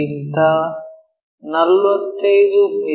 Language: Kannada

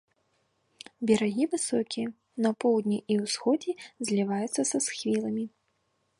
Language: Belarusian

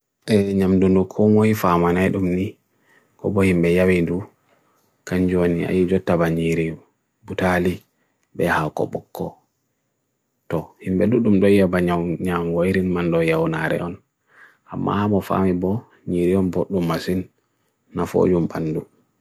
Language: Bagirmi Fulfulde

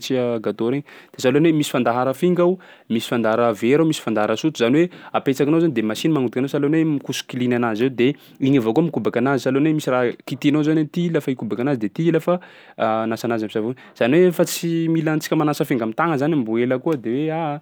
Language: Sakalava Malagasy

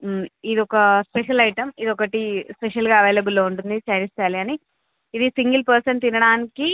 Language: Telugu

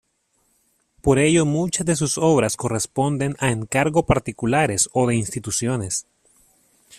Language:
Spanish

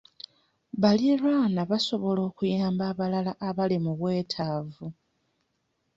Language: Ganda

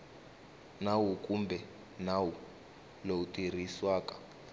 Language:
Tsonga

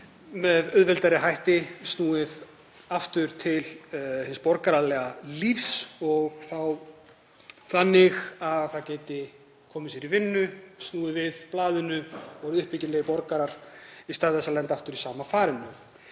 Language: Icelandic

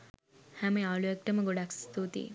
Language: Sinhala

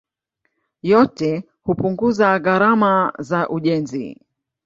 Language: Swahili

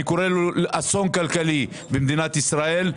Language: Hebrew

